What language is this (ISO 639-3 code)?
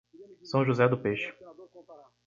por